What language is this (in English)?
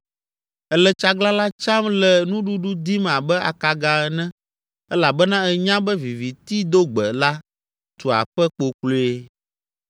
Ewe